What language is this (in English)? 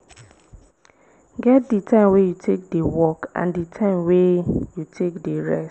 Nigerian Pidgin